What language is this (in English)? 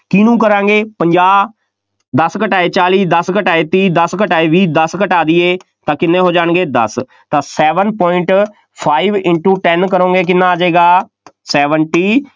Punjabi